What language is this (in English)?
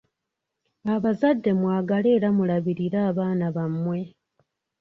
Ganda